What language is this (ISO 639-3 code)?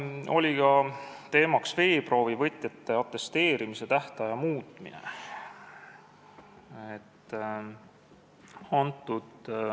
est